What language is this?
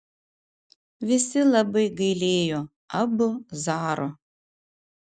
Lithuanian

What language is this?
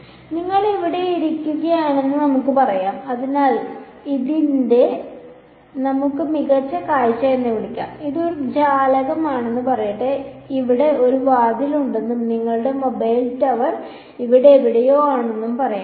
Malayalam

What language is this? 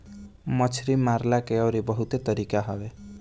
Bhojpuri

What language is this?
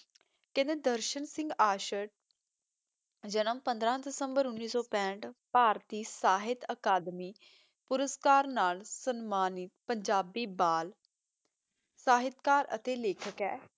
Punjabi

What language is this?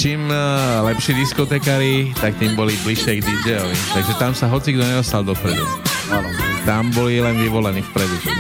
Slovak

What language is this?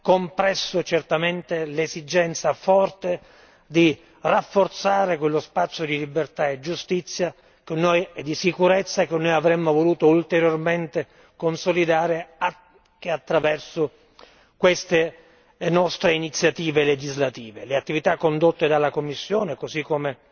Italian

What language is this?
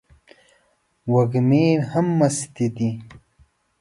Pashto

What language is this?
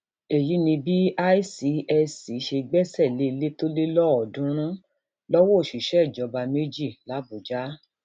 Yoruba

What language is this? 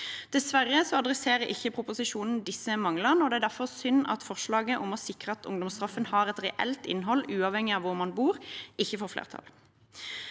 Norwegian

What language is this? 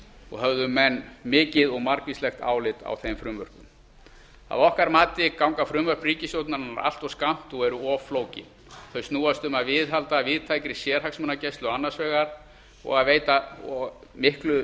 Icelandic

